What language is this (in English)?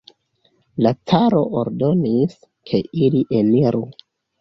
Esperanto